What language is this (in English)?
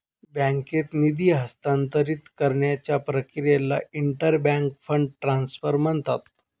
Marathi